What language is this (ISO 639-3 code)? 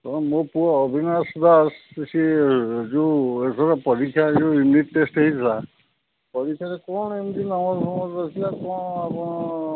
ori